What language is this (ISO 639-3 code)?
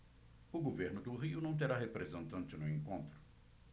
por